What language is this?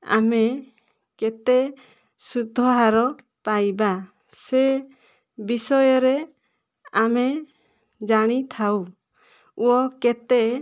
Odia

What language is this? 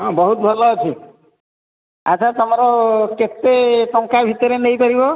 Odia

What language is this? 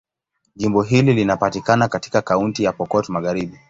Swahili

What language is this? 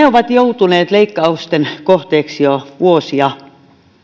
Finnish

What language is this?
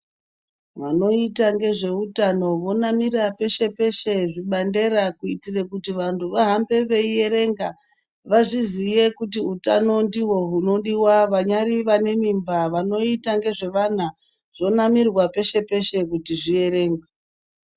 Ndau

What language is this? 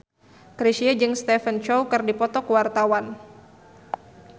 Sundanese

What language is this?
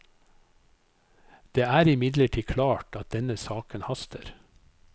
Norwegian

